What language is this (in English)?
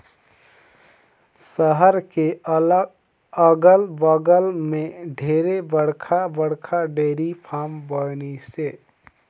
Chhattisgarhi